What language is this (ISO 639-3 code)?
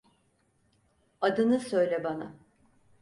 tur